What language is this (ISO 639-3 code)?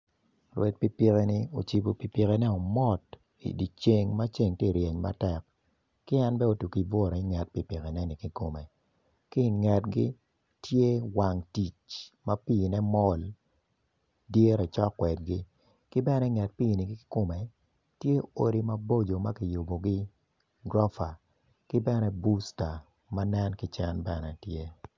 ach